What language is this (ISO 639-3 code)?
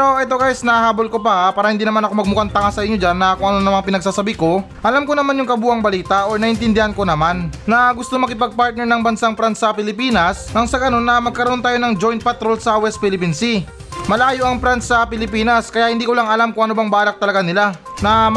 fil